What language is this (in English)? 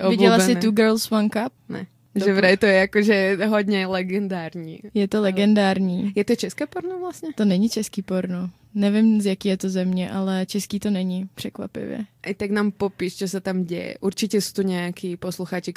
Czech